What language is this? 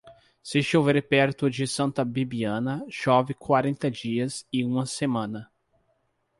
Portuguese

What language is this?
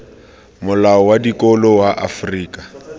Tswana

